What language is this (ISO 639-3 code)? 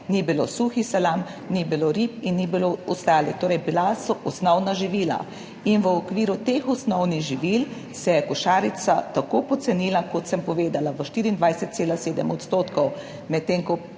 slv